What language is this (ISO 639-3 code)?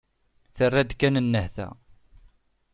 kab